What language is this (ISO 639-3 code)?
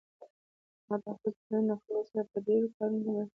pus